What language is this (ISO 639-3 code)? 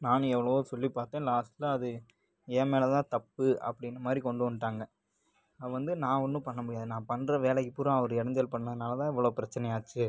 tam